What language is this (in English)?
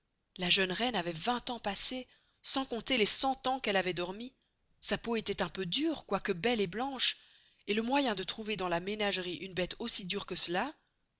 French